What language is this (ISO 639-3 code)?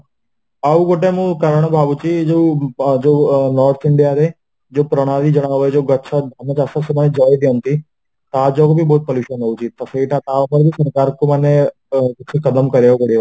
ori